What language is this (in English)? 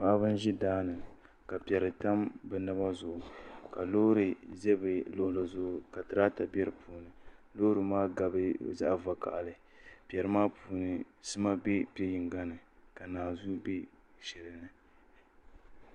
Dagbani